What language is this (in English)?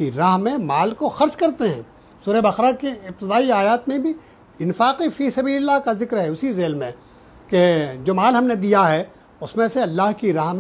Hindi